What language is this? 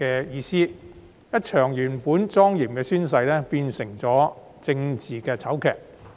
Cantonese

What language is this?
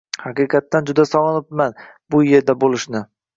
Uzbek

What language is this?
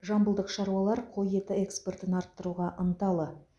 Kazakh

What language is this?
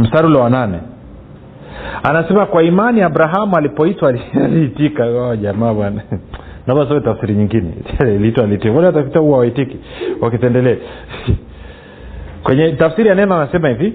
Swahili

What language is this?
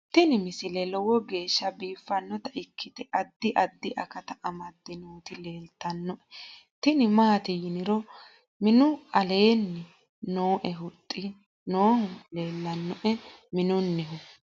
Sidamo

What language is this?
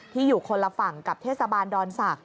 Thai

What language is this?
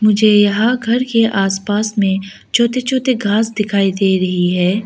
Hindi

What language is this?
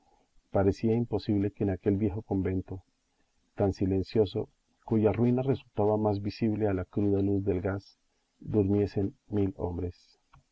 Spanish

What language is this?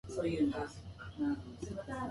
Japanese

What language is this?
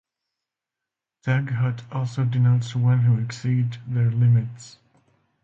English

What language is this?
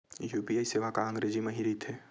Chhattisgarhi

